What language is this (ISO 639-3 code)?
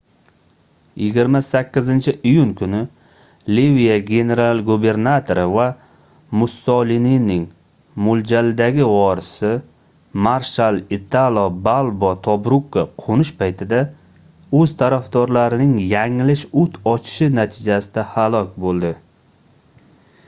uzb